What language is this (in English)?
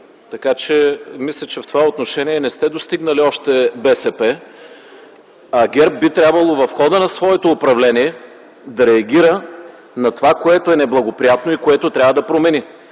Bulgarian